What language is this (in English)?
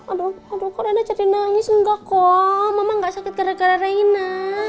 Indonesian